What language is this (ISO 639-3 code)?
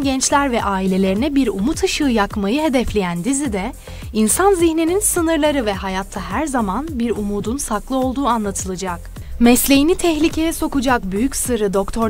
tur